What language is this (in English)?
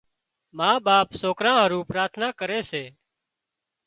Wadiyara Koli